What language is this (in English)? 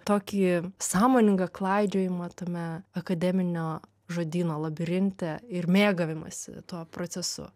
Lithuanian